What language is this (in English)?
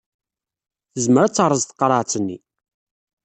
Kabyle